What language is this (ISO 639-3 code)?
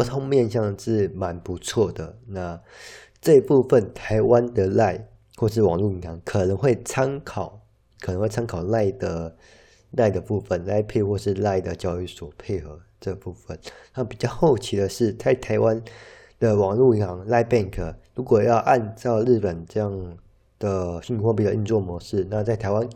zho